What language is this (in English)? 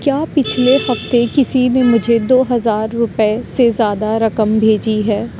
Urdu